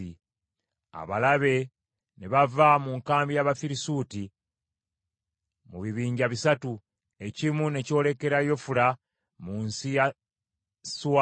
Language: Ganda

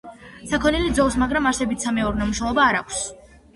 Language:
Georgian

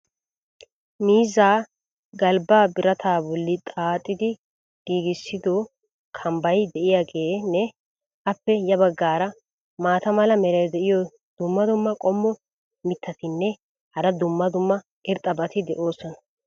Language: Wolaytta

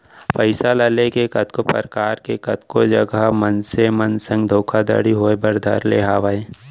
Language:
Chhattisgarhi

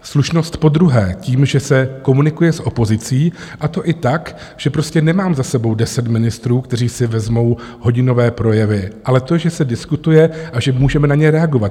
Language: Czech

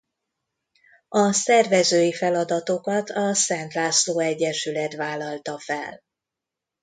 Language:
Hungarian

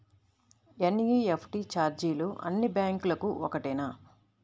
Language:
Telugu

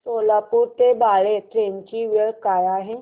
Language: Marathi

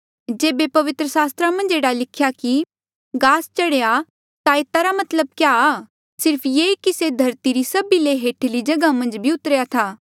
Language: Mandeali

